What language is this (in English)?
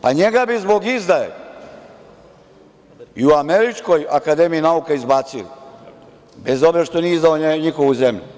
Serbian